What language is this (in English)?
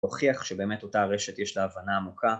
Hebrew